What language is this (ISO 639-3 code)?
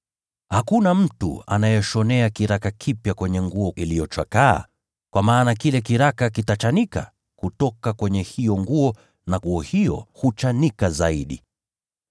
swa